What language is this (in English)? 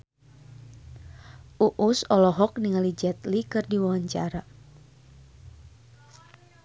Sundanese